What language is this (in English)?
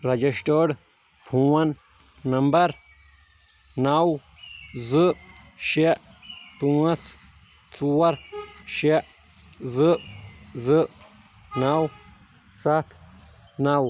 Kashmiri